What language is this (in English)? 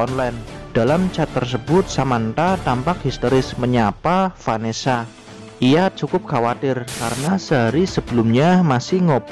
Indonesian